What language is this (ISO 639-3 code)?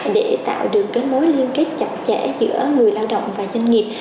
vie